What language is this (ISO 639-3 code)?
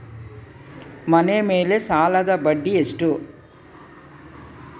kan